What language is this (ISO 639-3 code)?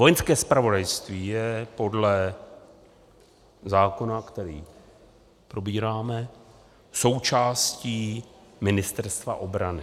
ces